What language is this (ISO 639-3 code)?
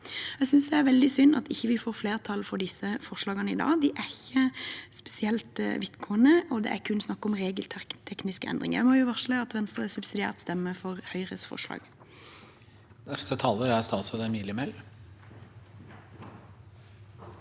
nor